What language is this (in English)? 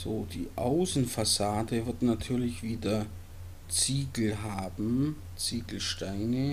German